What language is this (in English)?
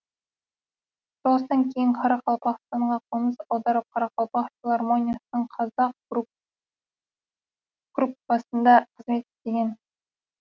Kazakh